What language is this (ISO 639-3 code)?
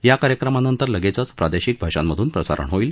mar